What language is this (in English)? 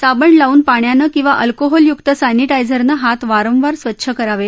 Marathi